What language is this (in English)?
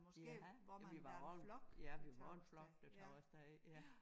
Danish